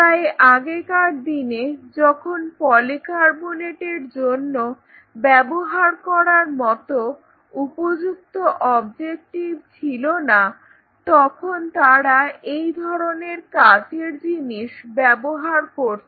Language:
Bangla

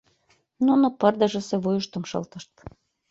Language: Mari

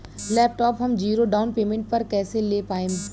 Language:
Bhojpuri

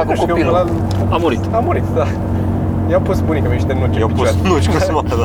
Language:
Romanian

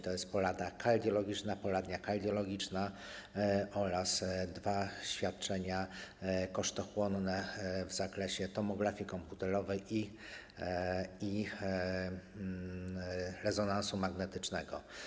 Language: Polish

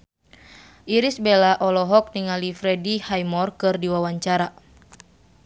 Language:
Sundanese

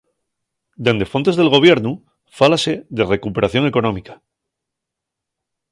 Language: Asturian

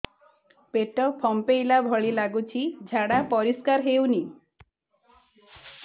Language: Odia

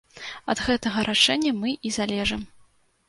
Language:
Belarusian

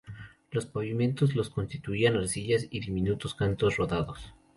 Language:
Spanish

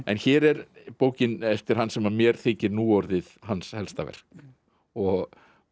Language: Icelandic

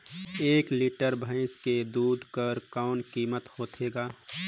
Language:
Chhattisgarhi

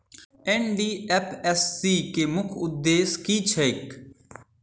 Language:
Maithili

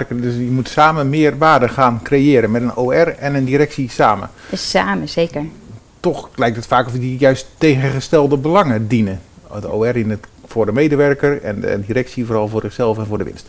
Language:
Dutch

